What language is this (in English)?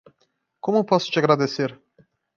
Portuguese